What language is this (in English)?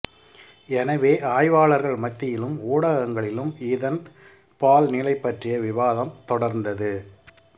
Tamil